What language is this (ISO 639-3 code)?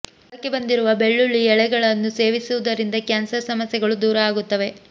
kan